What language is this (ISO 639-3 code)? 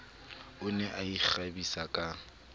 sot